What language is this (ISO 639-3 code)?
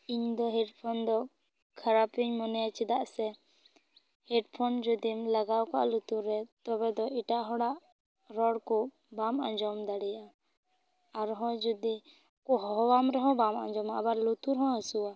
sat